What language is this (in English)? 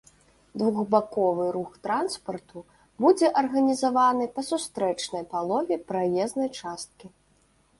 Belarusian